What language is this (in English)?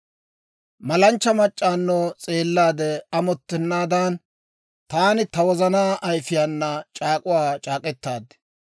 Dawro